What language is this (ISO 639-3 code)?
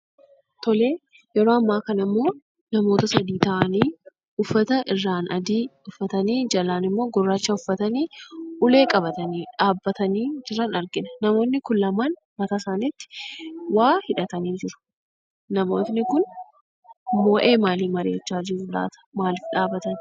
orm